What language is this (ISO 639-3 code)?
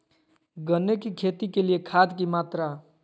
mag